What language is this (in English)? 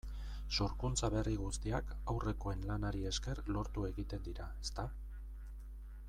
Basque